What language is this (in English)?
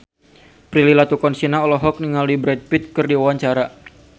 Sundanese